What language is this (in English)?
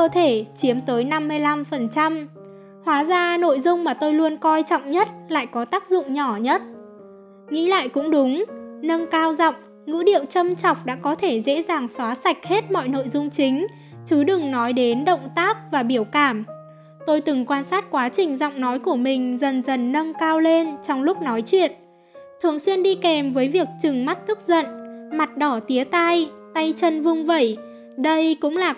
Vietnamese